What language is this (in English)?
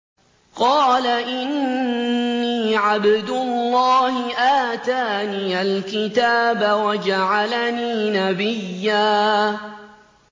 Arabic